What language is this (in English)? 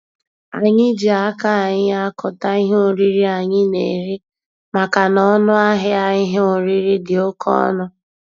Igbo